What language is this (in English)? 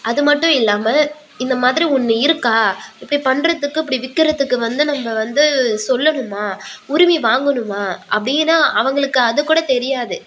Tamil